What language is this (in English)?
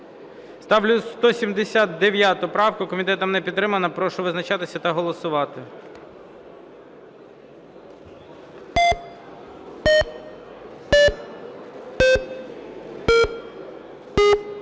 Ukrainian